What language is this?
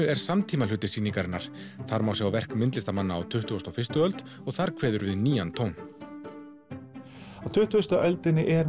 Icelandic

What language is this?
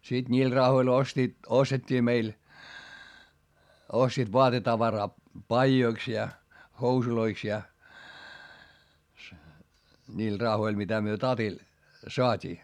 Finnish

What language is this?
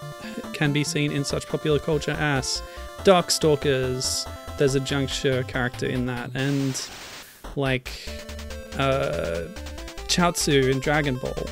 English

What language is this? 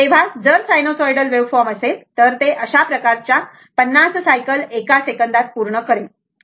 Marathi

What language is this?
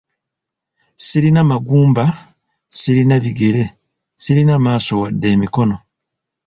Ganda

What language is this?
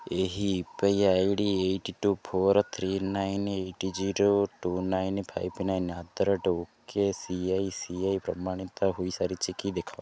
Odia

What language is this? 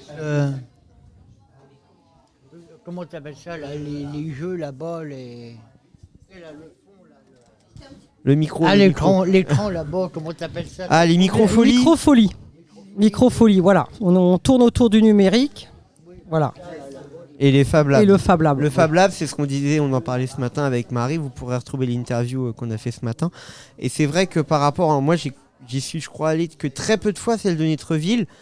French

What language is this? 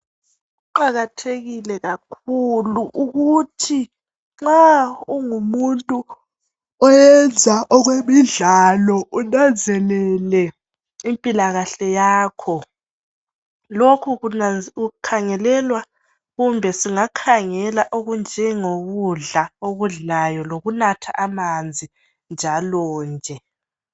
North Ndebele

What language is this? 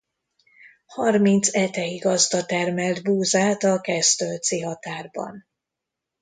Hungarian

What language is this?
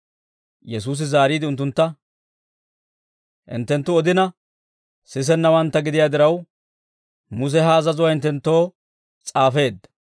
Dawro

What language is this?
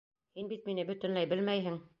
Bashkir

